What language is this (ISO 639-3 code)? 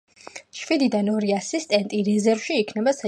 kat